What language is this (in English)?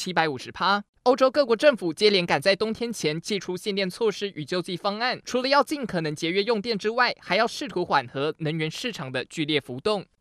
Chinese